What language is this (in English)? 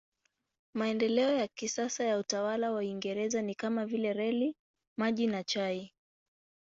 Swahili